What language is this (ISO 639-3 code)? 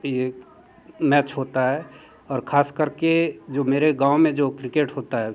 hin